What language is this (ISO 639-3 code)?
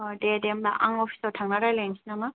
brx